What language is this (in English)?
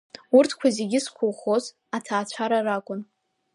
Abkhazian